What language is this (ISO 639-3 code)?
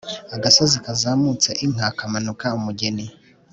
kin